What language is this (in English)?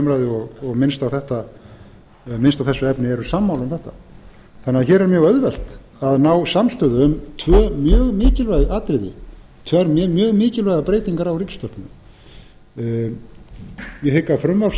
Icelandic